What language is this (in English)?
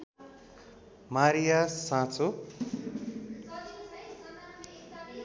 Nepali